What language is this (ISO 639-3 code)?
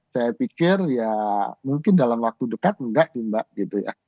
ind